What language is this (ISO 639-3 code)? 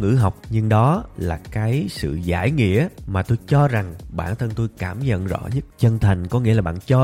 vie